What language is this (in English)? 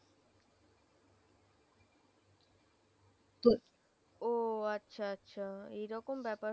Bangla